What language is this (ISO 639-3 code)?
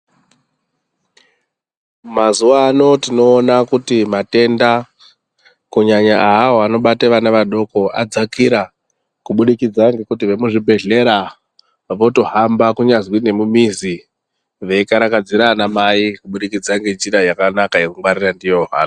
ndc